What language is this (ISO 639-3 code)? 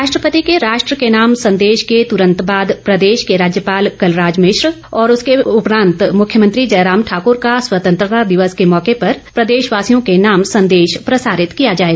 hin